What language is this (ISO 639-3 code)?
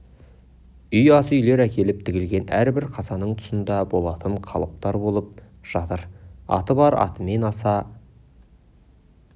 kaz